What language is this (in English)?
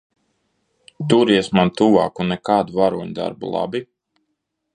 Latvian